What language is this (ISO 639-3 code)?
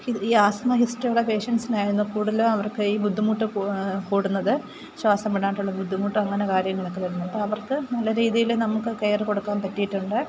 mal